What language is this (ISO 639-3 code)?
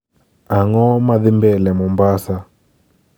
luo